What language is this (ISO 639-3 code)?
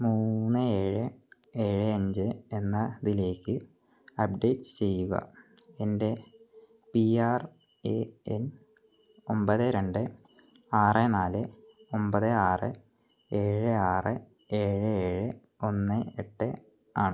mal